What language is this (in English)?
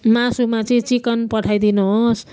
Nepali